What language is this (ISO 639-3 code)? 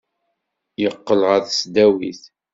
kab